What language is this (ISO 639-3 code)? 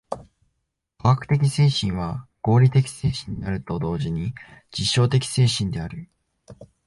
jpn